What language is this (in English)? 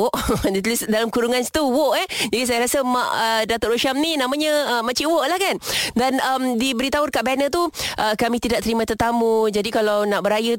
Malay